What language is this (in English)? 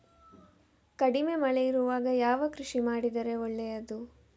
Kannada